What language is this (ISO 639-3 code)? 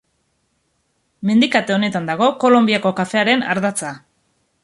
eus